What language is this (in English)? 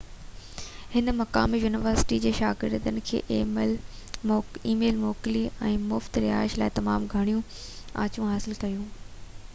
Sindhi